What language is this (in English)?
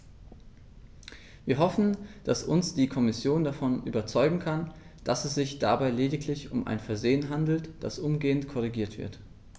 German